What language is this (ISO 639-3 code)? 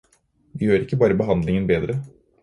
nob